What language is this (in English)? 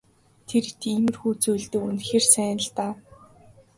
Mongolian